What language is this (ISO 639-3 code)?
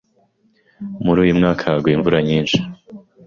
kin